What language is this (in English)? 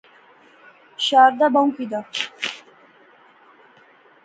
Pahari-Potwari